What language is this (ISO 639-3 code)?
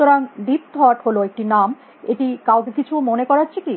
ben